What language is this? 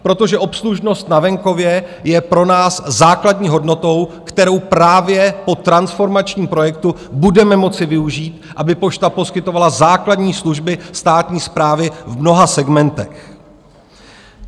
Czech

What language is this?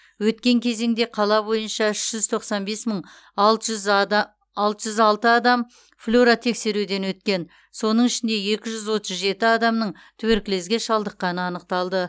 Kazakh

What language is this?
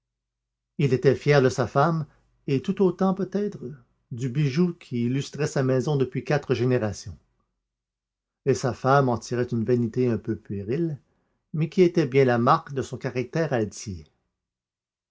French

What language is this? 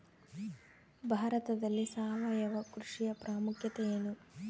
Kannada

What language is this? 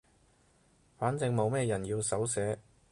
Cantonese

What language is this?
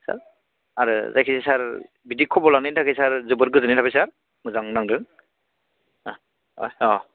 Bodo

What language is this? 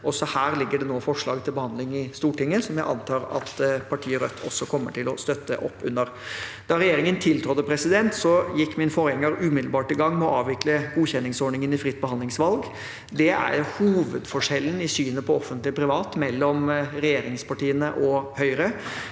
Norwegian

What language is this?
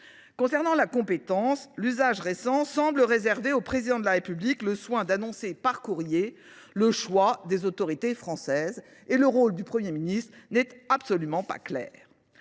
French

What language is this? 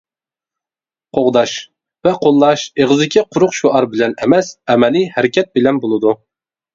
Uyghur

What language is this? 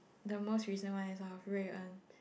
English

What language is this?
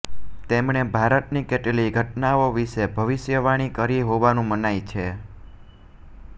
Gujarati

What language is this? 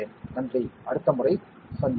Tamil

